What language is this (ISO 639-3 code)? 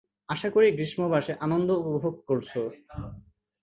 ben